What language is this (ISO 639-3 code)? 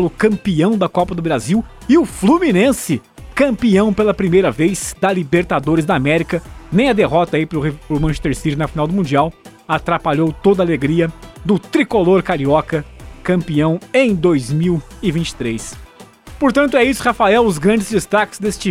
por